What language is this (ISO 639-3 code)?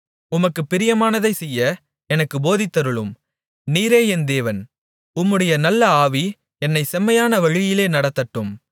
tam